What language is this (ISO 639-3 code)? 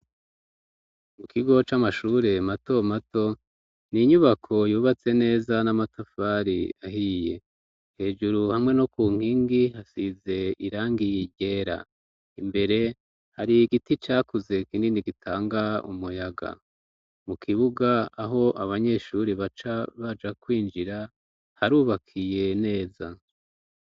run